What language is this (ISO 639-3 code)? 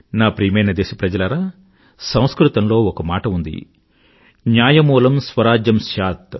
tel